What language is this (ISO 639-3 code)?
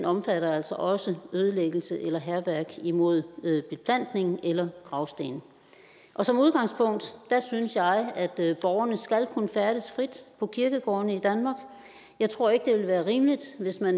dan